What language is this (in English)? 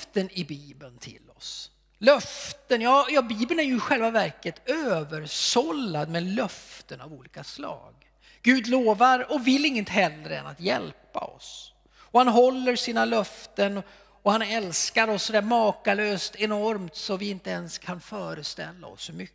Swedish